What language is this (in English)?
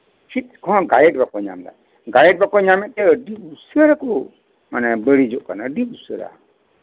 Santali